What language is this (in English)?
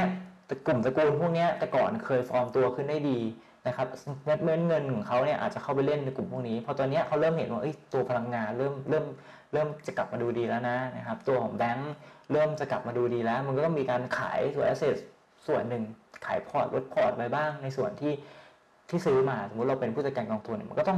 Thai